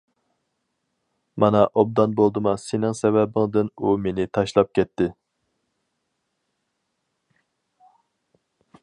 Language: Uyghur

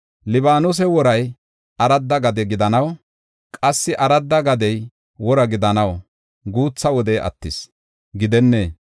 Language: Gofa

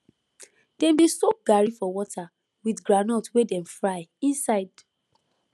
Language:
Nigerian Pidgin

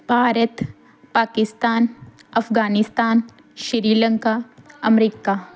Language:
Punjabi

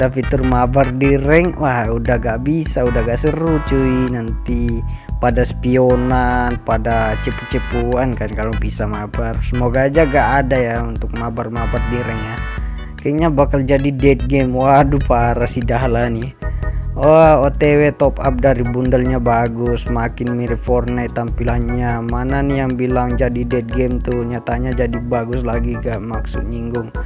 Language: Indonesian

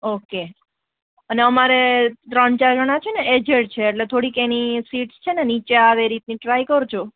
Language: Gujarati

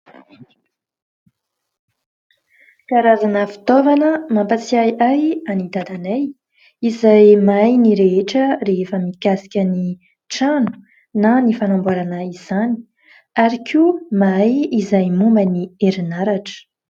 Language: Malagasy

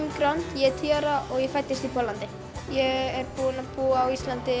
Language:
Icelandic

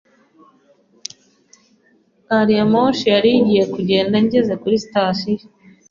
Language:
Kinyarwanda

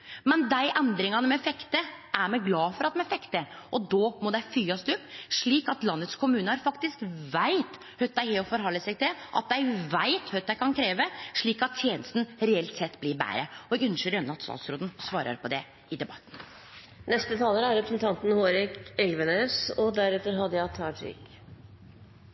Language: Norwegian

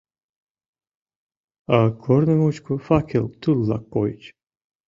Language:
Mari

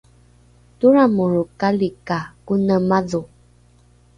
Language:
Rukai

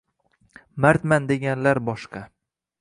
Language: Uzbek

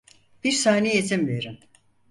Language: Turkish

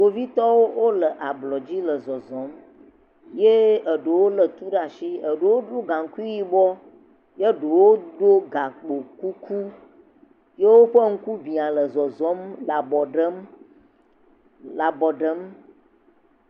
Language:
Ewe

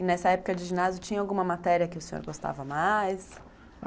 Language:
Portuguese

